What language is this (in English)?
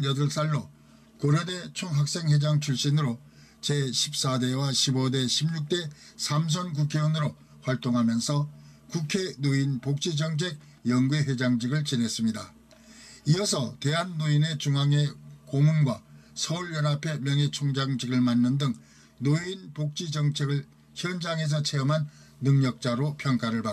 Korean